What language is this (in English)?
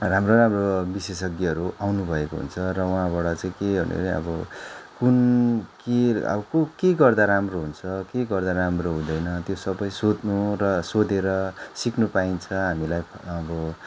Nepali